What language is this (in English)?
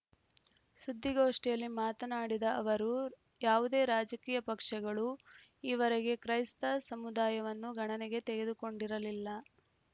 Kannada